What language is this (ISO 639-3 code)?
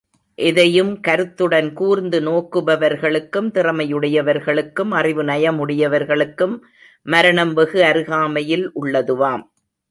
tam